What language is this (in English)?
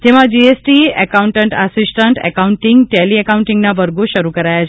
Gujarati